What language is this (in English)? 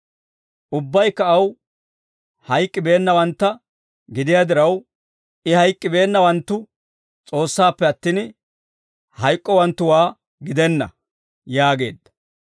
Dawro